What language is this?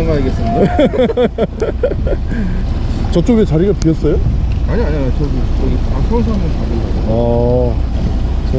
Korean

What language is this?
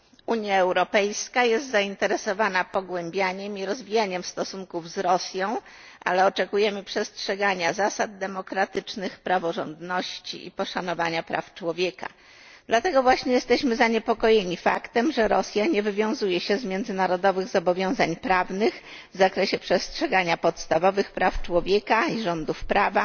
Polish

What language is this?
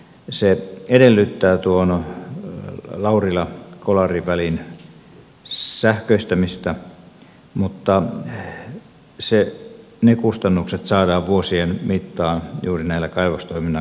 Finnish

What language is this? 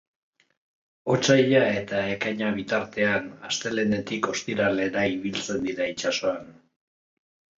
Basque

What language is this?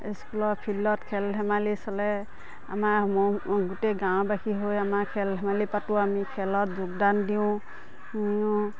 Assamese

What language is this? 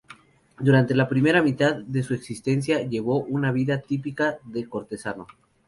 Spanish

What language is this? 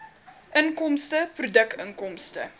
Afrikaans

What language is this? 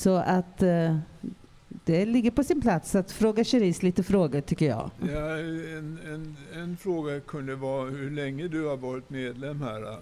Swedish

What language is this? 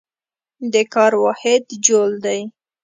Pashto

